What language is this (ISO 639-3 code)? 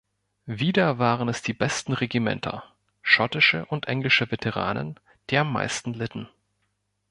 deu